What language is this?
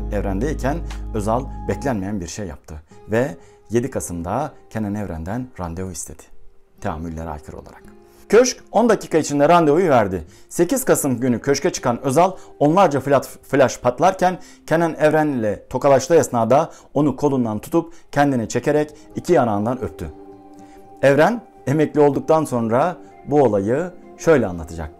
Turkish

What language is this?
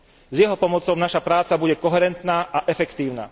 Slovak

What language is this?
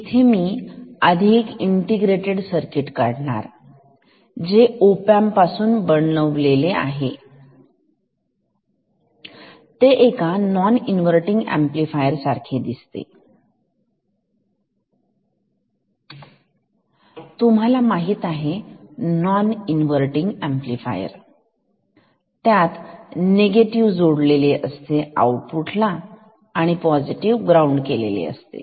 Marathi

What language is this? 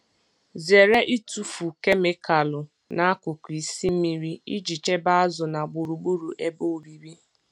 Igbo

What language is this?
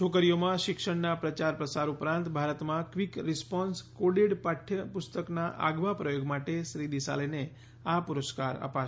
Gujarati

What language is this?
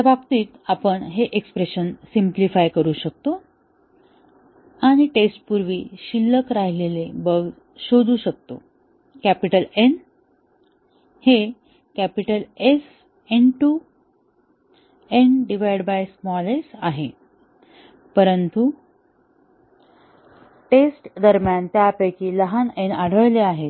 Marathi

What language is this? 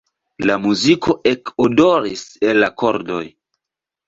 Esperanto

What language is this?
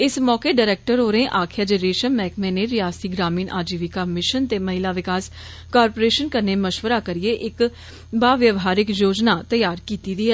Dogri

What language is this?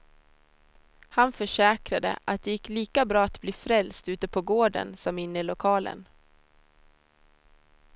Swedish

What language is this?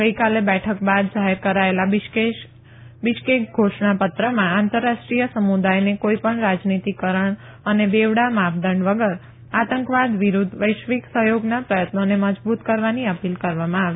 Gujarati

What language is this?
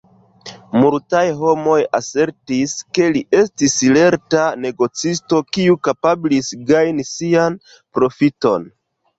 Esperanto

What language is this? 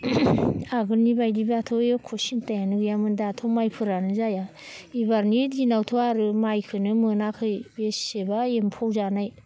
Bodo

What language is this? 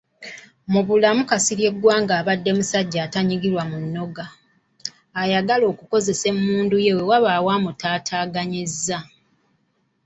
Ganda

